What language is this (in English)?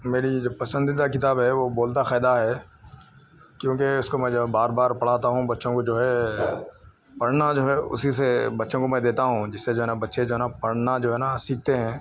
Urdu